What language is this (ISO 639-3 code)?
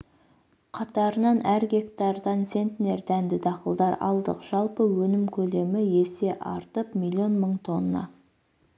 kaz